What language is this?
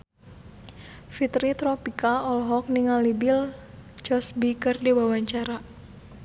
Sundanese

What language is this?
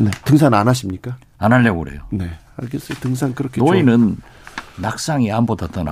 Korean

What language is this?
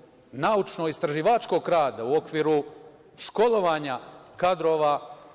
Serbian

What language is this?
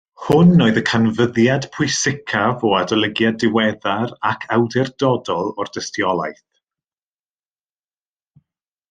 Welsh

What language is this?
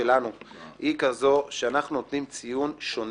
Hebrew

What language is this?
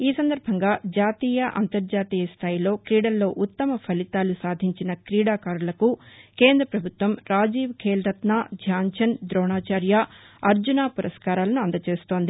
Telugu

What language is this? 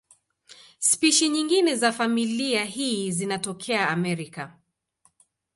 Swahili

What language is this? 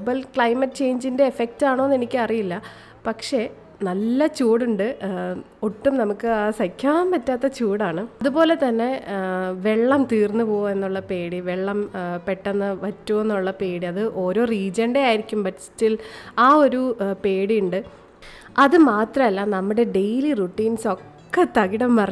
Malayalam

